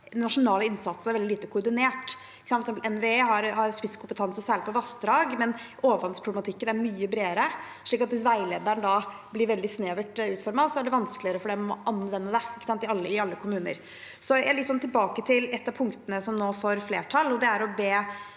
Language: Norwegian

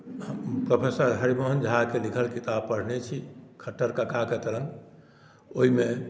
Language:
Maithili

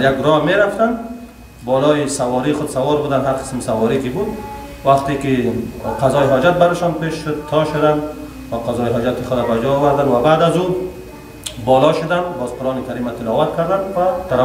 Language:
Persian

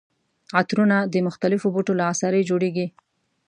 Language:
Pashto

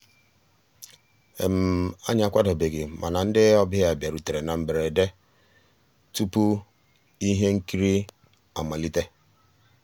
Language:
Igbo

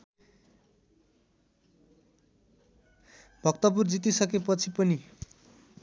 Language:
Nepali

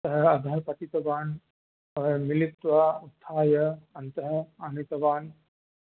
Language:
Sanskrit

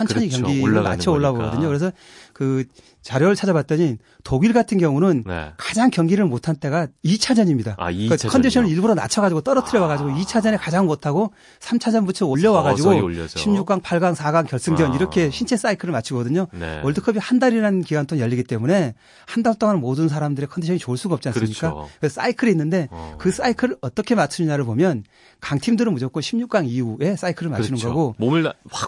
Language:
Korean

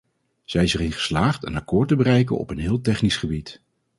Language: Dutch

